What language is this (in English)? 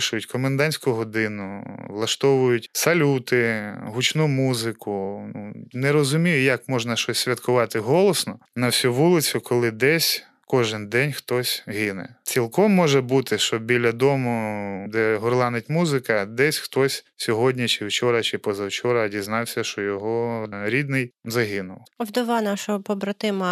Ukrainian